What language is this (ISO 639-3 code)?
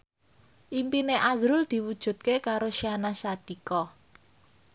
jav